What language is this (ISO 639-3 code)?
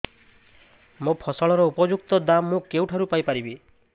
ori